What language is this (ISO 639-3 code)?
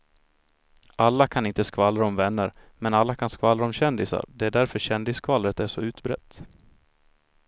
swe